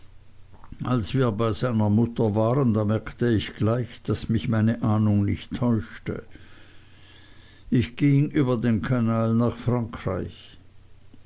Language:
German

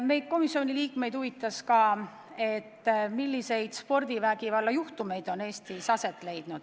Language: Estonian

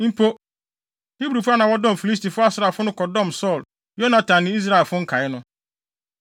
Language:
Akan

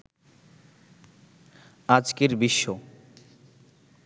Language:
Bangla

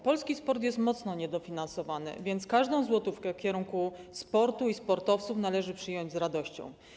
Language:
Polish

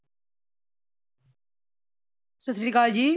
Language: Punjabi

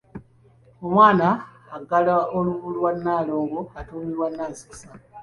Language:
Ganda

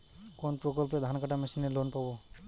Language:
Bangla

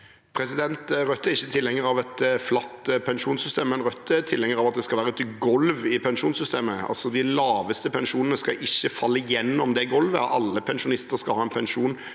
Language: Norwegian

